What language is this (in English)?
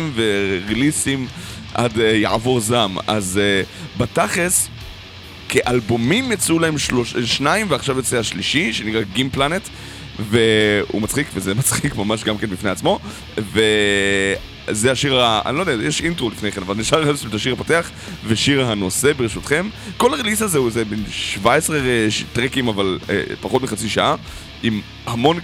Hebrew